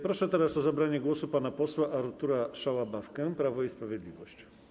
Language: Polish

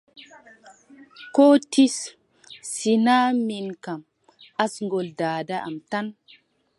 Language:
Adamawa Fulfulde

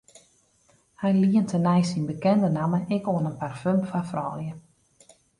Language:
Western Frisian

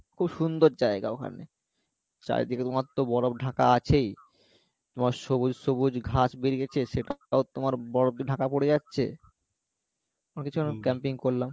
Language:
Bangla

